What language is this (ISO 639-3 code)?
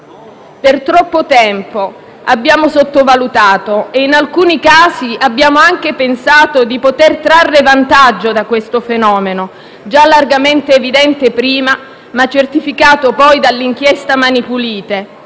ita